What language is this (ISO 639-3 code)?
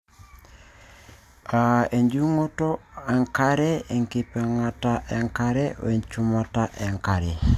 mas